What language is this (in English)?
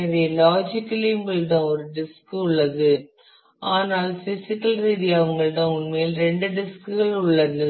Tamil